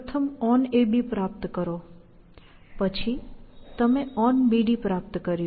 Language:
Gujarati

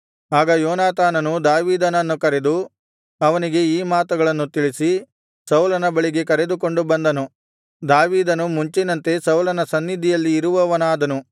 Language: Kannada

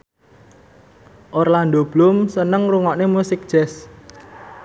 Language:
Javanese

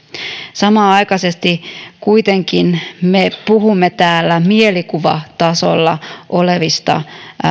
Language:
Finnish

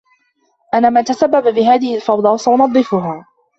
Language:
Arabic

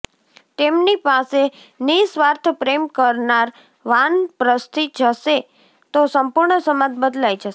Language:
Gujarati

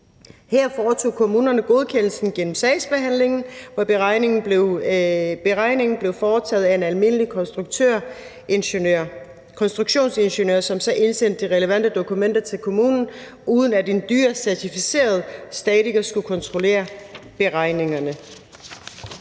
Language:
Danish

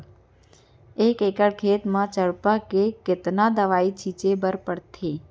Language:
Chhattisgarhi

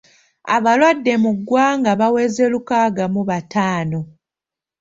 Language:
Ganda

